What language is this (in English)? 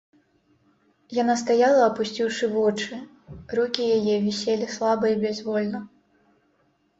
Belarusian